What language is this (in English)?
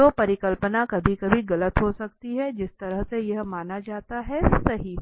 Hindi